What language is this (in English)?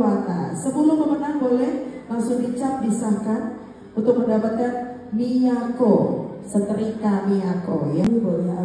Indonesian